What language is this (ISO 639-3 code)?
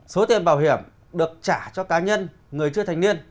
vie